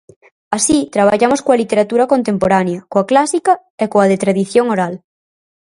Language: Galician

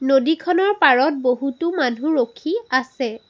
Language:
Assamese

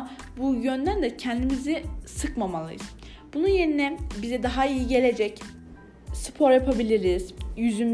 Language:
Turkish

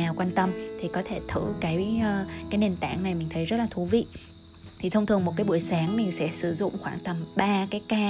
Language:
Vietnamese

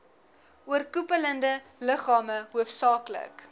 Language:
Afrikaans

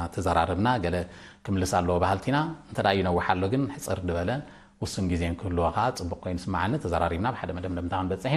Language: Arabic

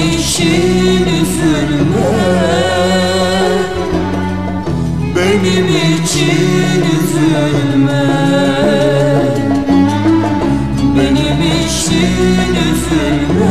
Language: Arabic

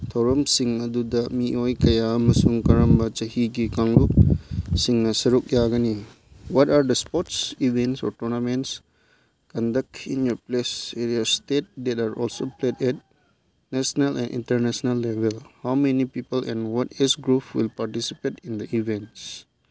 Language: Manipuri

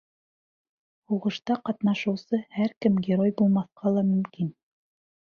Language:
Bashkir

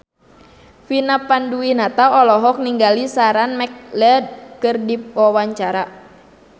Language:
Sundanese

